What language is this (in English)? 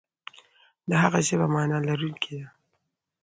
Pashto